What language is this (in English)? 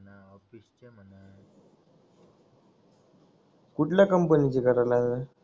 Marathi